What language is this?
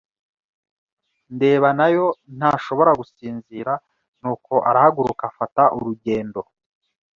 Kinyarwanda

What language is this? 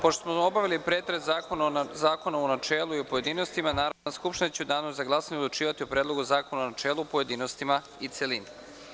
Serbian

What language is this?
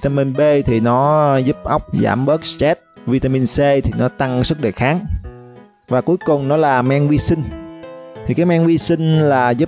Vietnamese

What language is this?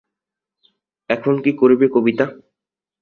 Bangla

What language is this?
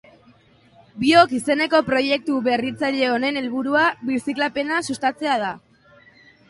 Basque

